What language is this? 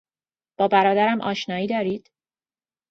Persian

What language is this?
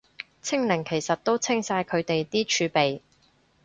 Cantonese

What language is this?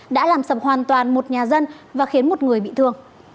Vietnamese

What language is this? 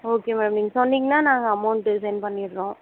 Tamil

